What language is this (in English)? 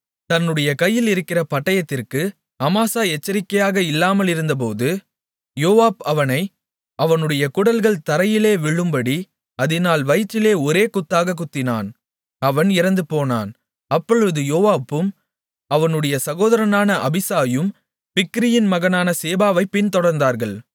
Tamil